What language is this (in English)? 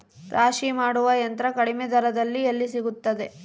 Kannada